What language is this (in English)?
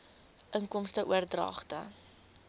Afrikaans